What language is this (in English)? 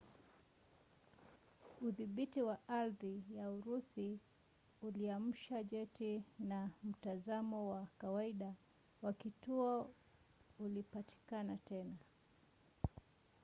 Swahili